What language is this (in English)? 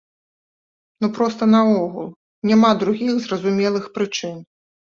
Belarusian